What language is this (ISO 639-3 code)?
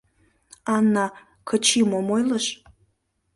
chm